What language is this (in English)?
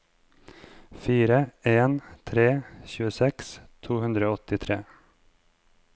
Norwegian